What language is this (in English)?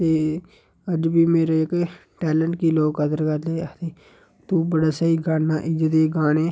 Dogri